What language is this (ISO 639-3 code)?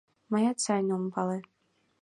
chm